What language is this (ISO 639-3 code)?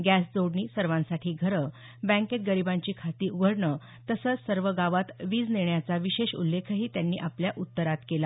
mar